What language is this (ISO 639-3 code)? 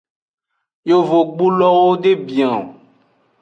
ajg